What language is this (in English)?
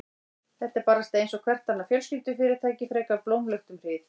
Icelandic